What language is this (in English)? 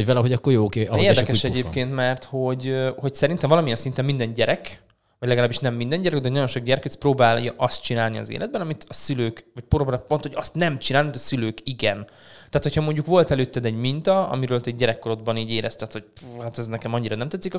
Hungarian